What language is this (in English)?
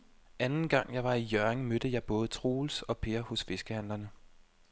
Danish